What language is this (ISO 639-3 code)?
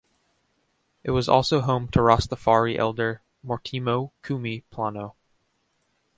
eng